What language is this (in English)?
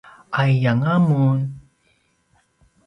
Paiwan